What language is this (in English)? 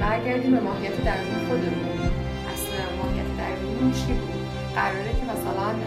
Persian